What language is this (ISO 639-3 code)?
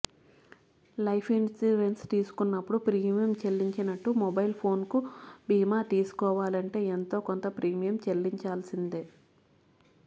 tel